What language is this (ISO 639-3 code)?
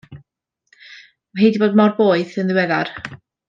cym